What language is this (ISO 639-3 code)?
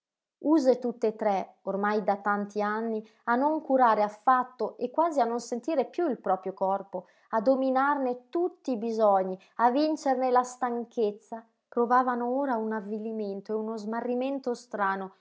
ita